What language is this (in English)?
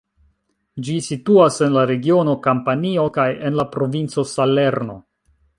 Esperanto